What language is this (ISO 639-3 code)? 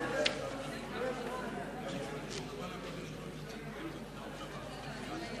heb